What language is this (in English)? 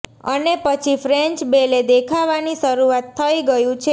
Gujarati